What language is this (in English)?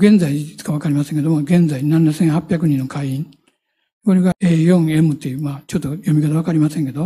Japanese